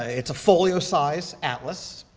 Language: English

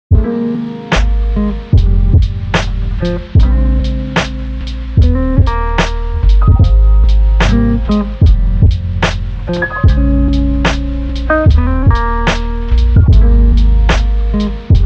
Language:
English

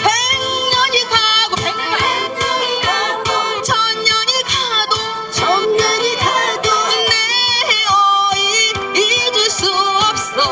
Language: Korean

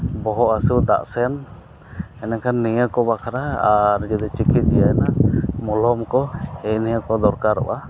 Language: Santali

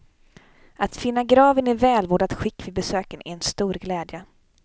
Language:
Swedish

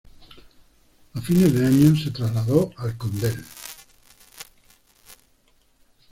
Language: Spanish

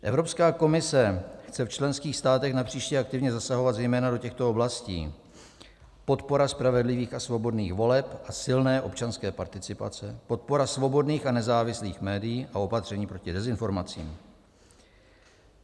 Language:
Czech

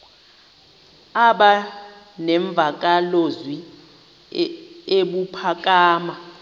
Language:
Xhosa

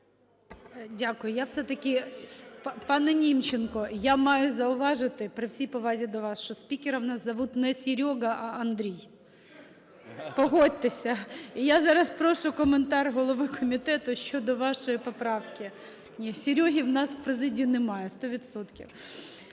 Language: Ukrainian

